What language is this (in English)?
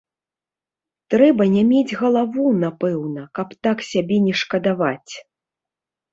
Belarusian